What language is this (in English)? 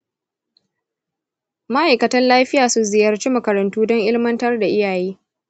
Hausa